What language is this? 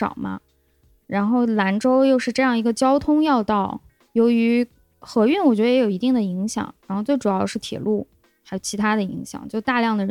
Chinese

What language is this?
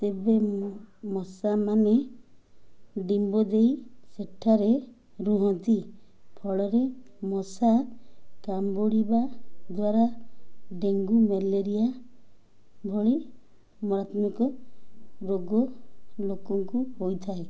Odia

